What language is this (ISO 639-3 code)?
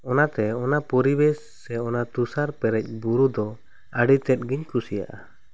sat